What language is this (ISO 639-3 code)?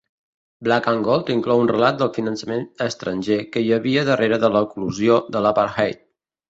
cat